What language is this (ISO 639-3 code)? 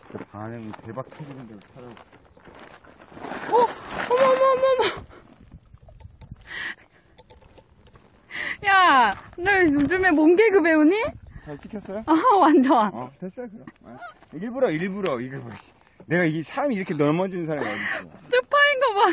kor